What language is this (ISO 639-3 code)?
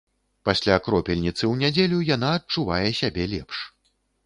bel